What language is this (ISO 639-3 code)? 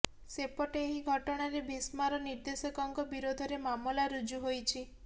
ori